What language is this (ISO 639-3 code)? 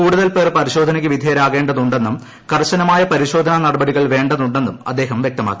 mal